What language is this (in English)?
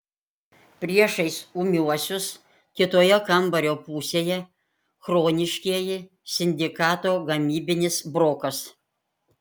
Lithuanian